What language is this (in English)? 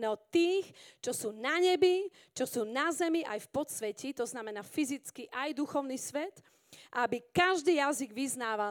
Slovak